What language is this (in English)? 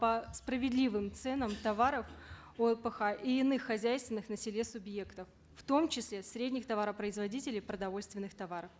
Kazakh